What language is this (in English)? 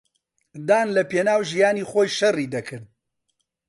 Central Kurdish